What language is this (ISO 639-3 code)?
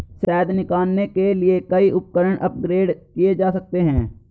hin